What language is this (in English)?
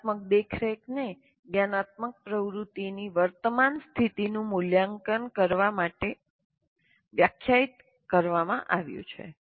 Gujarati